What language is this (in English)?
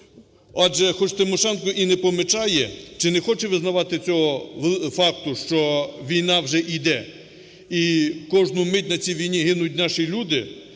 Ukrainian